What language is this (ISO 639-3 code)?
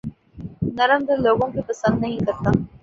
urd